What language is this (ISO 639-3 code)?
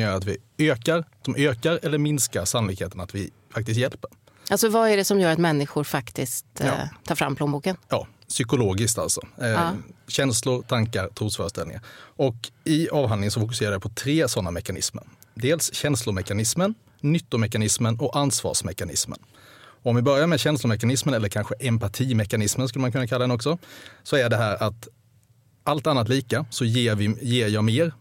swe